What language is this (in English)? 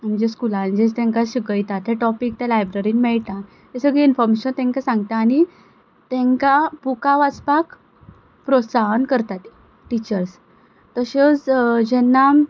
Konkani